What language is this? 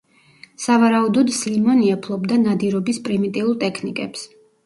Georgian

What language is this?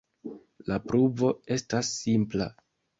Esperanto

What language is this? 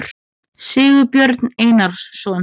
Icelandic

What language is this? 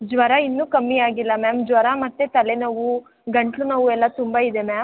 Kannada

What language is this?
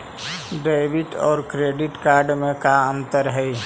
Magahi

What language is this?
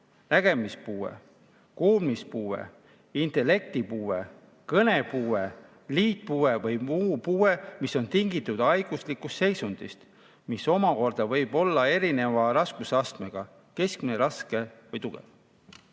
Estonian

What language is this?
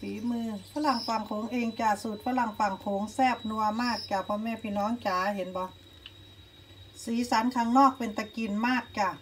Thai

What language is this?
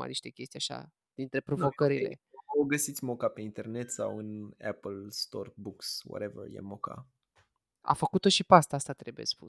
Romanian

